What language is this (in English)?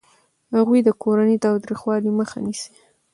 Pashto